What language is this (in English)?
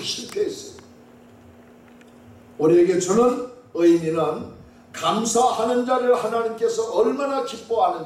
Korean